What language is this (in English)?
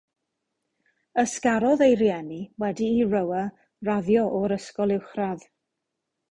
Welsh